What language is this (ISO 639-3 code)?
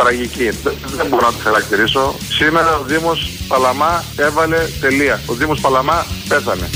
ell